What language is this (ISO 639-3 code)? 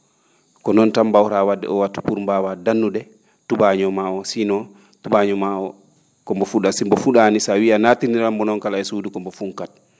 ful